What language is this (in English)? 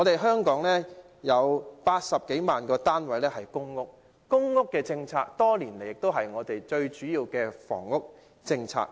Cantonese